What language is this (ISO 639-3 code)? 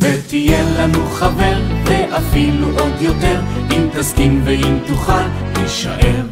heb